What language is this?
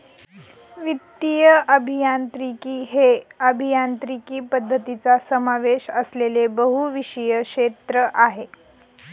Marathi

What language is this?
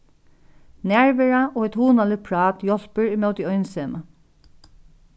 Faroese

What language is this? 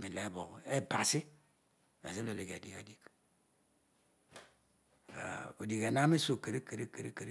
Odual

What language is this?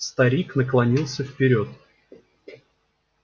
Russian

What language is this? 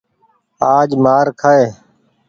Goaria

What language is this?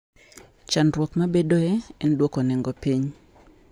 Luo (Kenya and Tanzania)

